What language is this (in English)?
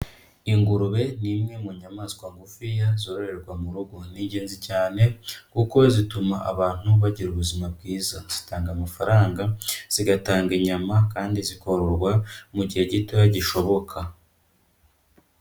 Kinyarwanda